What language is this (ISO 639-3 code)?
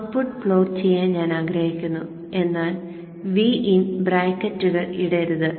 mal